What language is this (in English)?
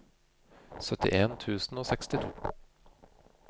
Norwegian